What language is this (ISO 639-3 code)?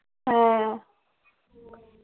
ben